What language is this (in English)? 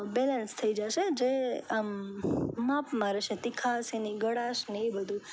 Gujarati